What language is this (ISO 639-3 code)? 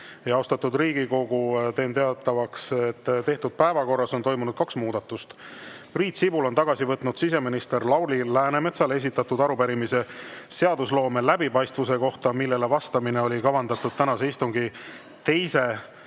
est